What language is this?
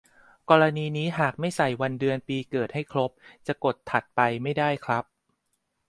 Thai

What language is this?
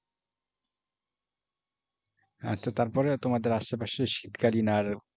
Bangla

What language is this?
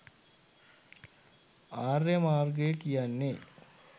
Sinhala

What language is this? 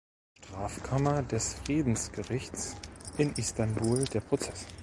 German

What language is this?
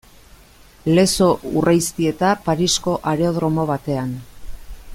Basque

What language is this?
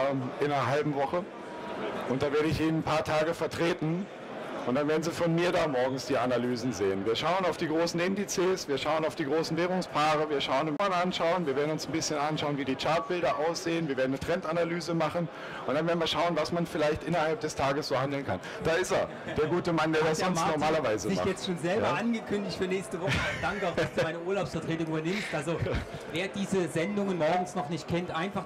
German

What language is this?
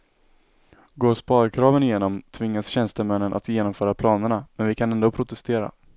Swedish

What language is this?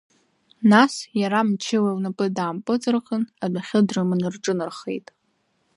Abkhazian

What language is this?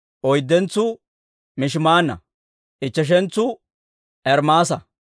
Dawro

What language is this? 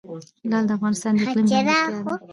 Pashto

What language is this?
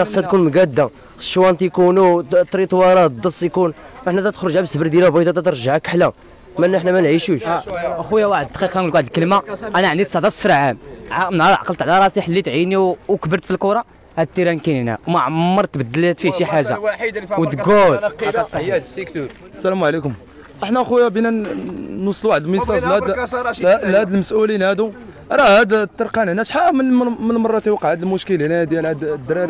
Arabic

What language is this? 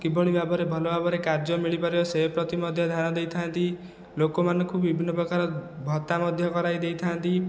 Odia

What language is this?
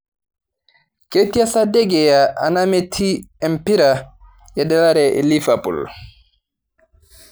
Masai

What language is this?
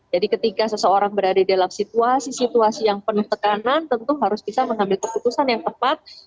Indonesian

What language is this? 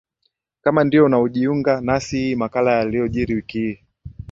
Swahili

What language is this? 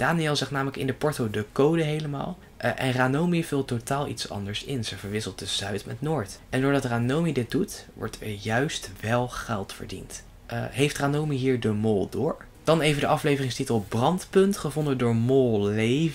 Dutch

